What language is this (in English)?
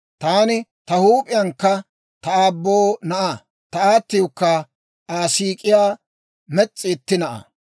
Dawro